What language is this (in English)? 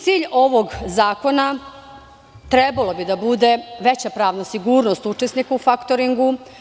Serbian